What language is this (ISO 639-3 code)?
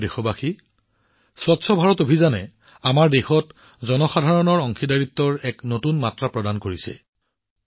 asm